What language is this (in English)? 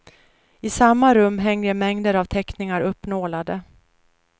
Swedish